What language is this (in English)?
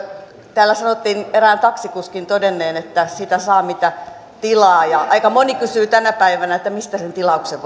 Finnish